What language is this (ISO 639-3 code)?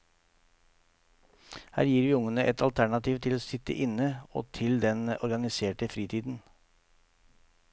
nor